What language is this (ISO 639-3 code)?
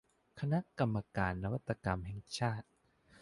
tha